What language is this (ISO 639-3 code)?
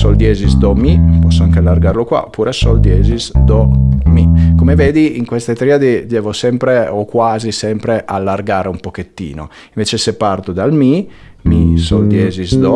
ita